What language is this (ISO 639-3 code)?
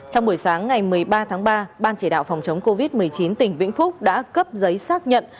vie